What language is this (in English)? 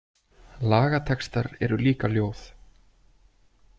Icelandic